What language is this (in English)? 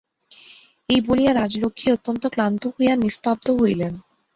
Bangla